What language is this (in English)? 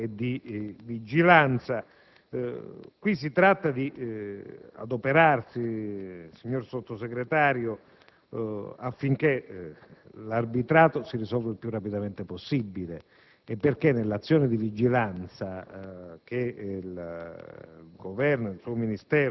Italian